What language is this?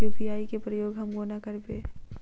Maithili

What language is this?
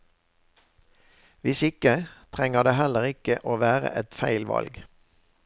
Norwegian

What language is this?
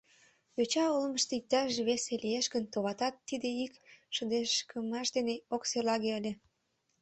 Mari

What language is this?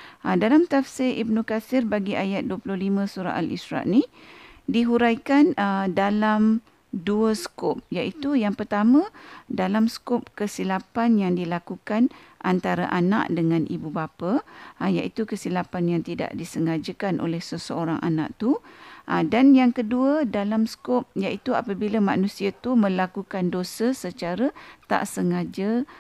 Malay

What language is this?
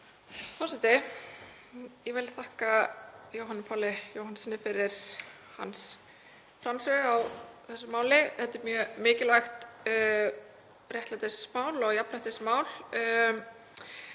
Icelandic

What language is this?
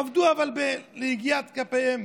Hebrew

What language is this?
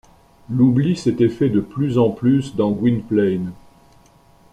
French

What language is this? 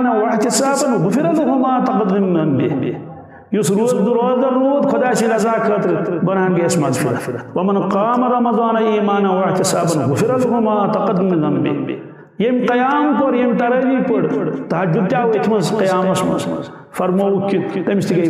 Turkish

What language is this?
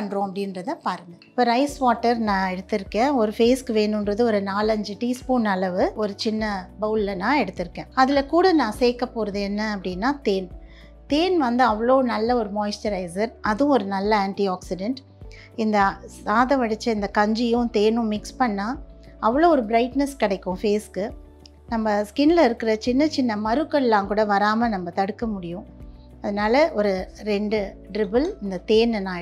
Tamil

